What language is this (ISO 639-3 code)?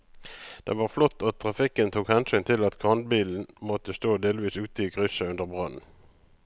nor